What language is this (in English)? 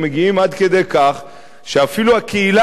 Hebrew